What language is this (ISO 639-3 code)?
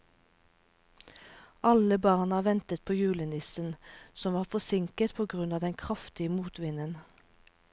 nor